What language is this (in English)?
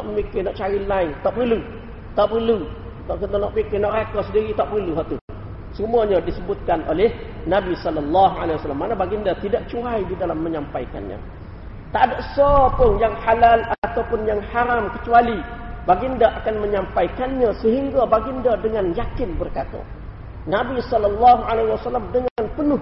Malay